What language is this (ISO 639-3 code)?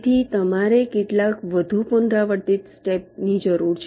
guj